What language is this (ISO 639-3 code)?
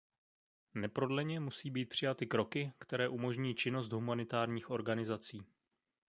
ces